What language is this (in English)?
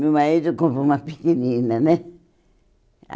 Portuguese